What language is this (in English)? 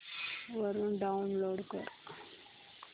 Marathi